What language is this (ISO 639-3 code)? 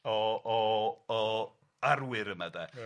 cym